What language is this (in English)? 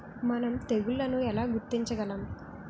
Telugu